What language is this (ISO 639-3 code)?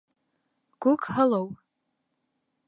bak